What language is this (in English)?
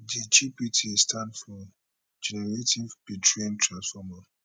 Nigerian Pidgin